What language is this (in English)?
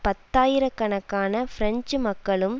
Tamil